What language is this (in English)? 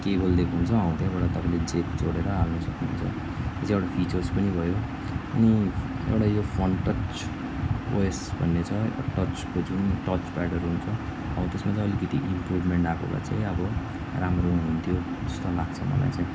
Nepali